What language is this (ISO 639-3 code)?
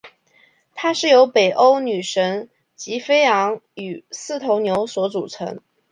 zho